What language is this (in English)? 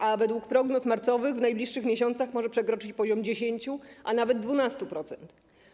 Polish